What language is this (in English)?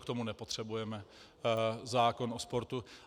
Czech